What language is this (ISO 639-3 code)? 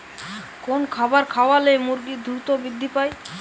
ben